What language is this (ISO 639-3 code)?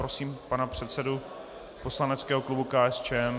ces